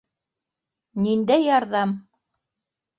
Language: Bashkir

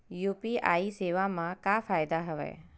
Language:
Chhattisgarhi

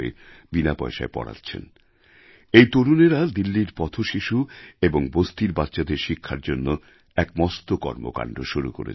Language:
Bangla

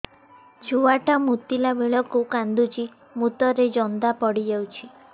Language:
Odia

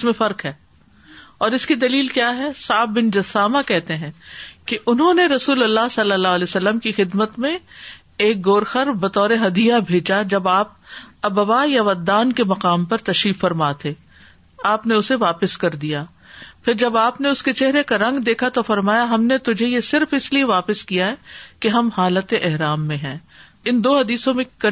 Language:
Urdu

